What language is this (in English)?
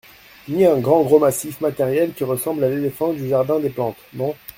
French